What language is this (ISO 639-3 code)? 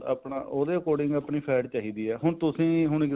pan